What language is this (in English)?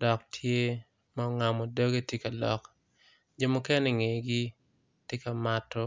Acoli